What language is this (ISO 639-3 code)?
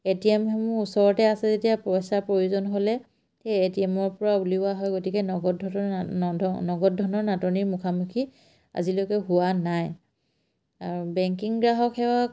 asm